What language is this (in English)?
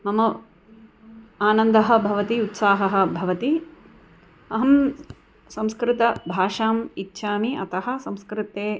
Sanskrit